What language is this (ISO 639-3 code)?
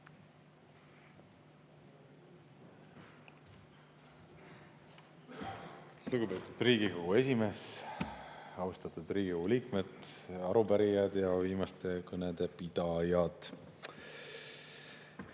est